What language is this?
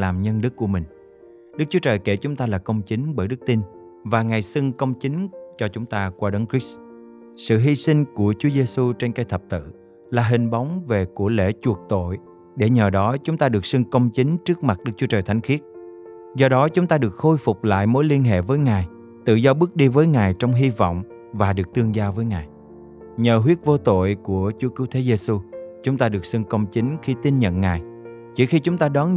Vietnamese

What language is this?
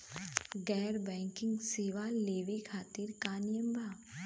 Bhojpuri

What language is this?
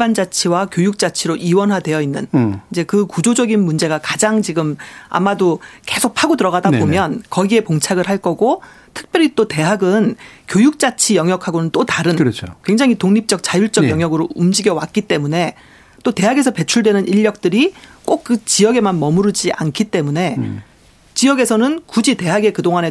Korean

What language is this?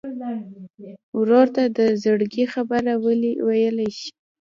Pashto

